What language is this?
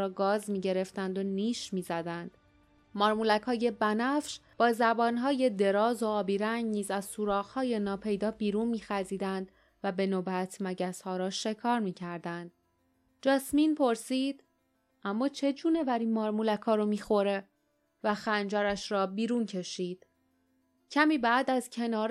Persian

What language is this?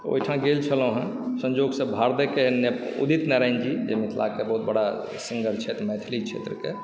Maithili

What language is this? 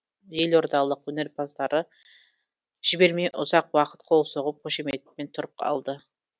Kazakh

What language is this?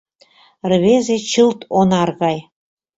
Mari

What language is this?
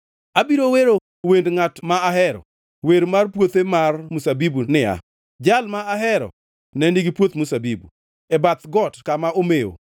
Luo (Kenya and Tanzania)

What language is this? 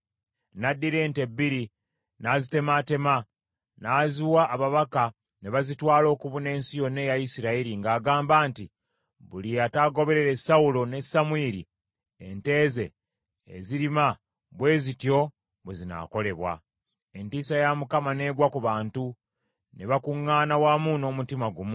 Ganda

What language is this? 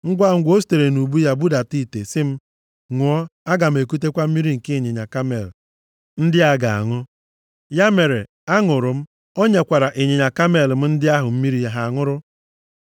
Igbo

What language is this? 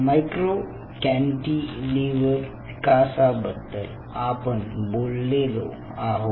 Marathi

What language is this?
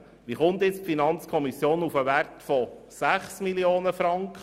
Swiss German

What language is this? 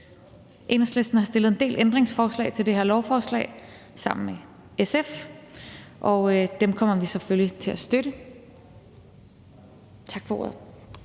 Danish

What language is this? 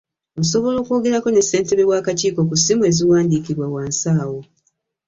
Ganda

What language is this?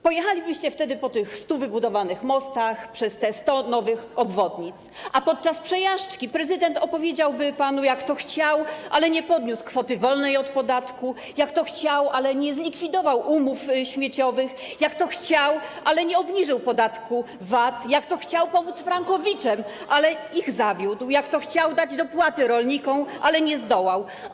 Polish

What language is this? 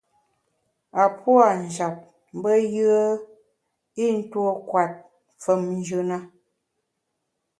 Bamun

